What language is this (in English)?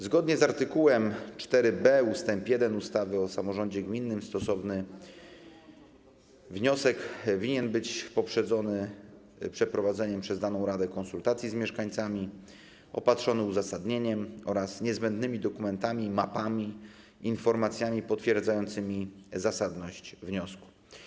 Polish